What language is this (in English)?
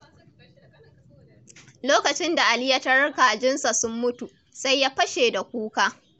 Hausa